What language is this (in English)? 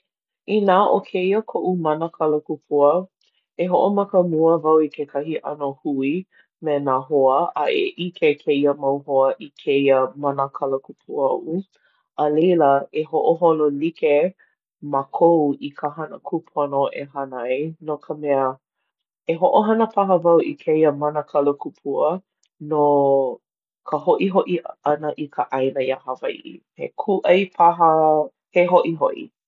Hawaiian